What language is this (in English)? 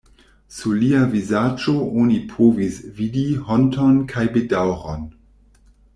Esperanto